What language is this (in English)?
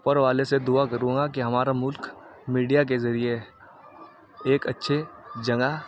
Urdu